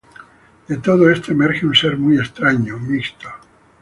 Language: Spanish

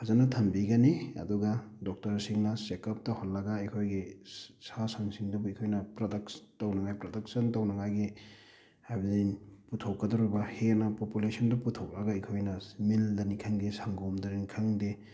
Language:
Manipuri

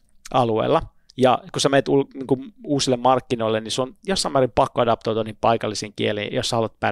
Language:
Finnish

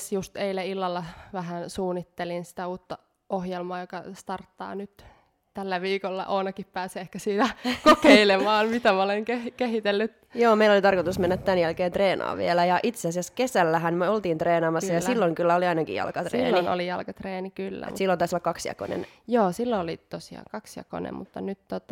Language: Finnish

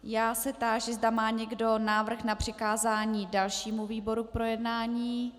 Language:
Czech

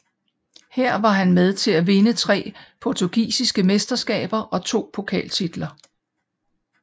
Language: Danish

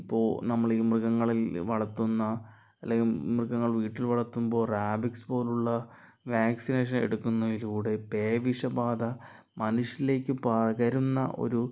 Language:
Malayalam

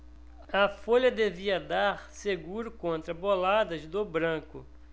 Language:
Portuguese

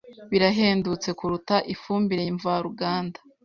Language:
Kinyarwanda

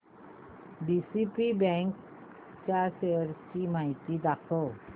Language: Marathi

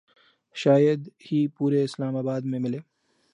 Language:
Urdu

